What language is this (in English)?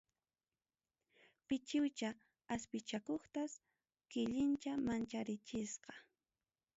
Ayacucho Quechua